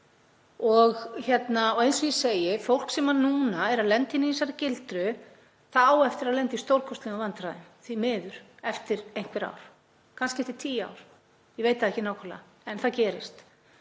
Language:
Icelandic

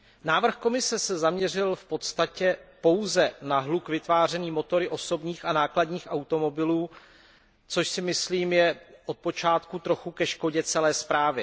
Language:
Czech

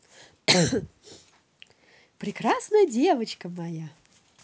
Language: Russian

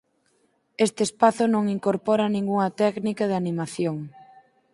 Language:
Galician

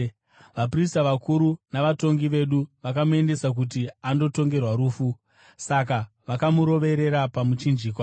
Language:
Shona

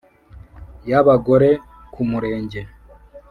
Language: Kinyarwanda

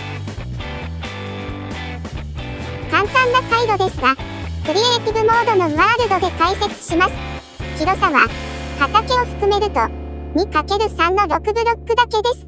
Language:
Japanese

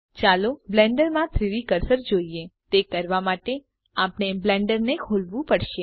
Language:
Gujarati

